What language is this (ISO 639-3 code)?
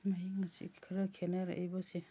mni